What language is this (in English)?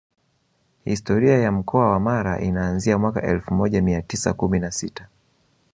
Swahili